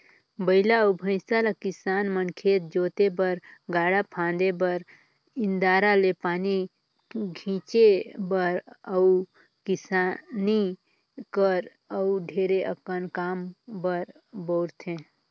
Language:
Chhattisgarhi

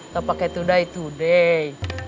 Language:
Indonesian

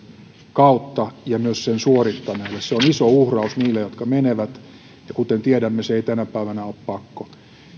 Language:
Finnish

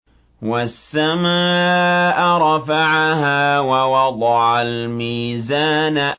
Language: Arabic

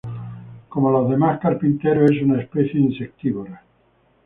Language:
Spanish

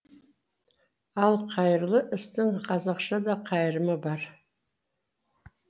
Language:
Kazakh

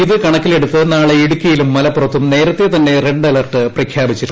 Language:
Malayalam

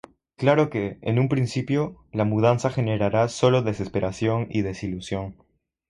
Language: Spanish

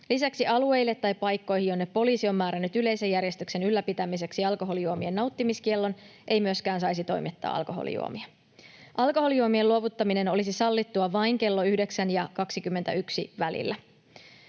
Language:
Finnish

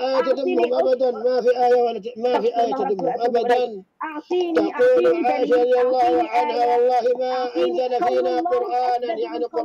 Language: Arabic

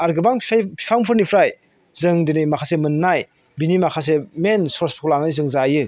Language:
Bodo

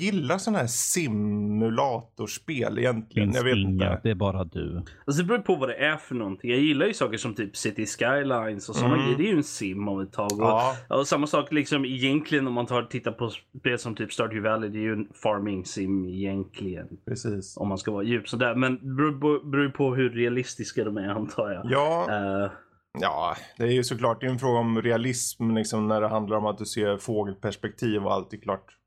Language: Swedish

